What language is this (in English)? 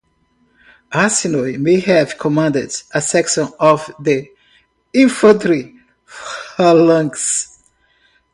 English